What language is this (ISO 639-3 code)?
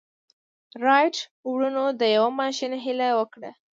pus